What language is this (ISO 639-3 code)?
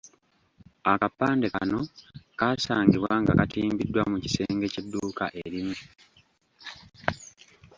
lug